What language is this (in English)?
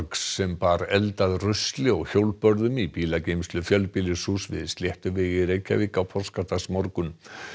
Icelandic